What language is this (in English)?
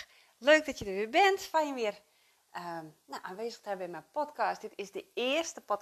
Dutch